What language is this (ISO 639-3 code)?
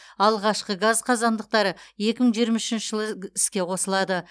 kaz